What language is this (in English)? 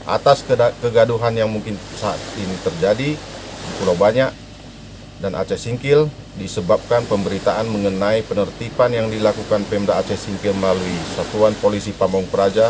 Indonesian